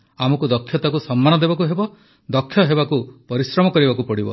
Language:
Odia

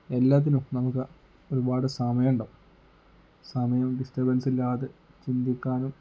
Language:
Malayalam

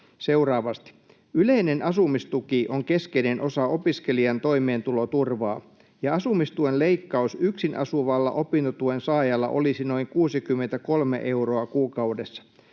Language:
Finnish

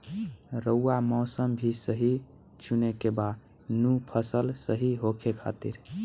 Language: Bhojpuri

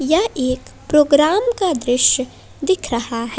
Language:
Hindi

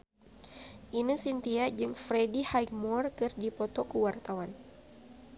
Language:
Sundanese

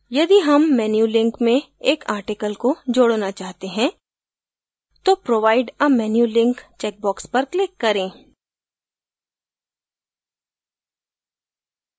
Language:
Hindi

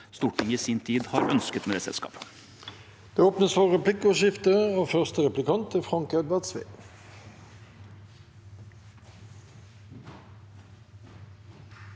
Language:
Norwegian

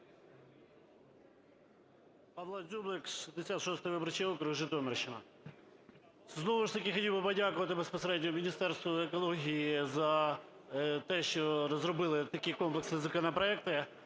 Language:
Ukrainian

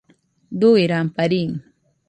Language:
Nüpode Huitoto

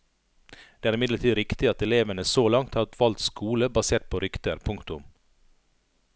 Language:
Norwegian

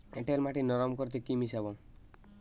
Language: Bangla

